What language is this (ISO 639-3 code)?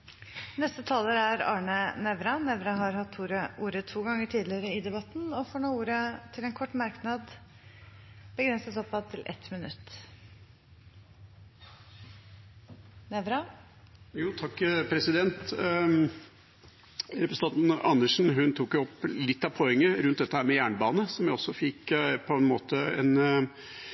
nob